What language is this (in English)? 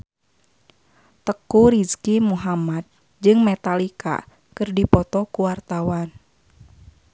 Sundanese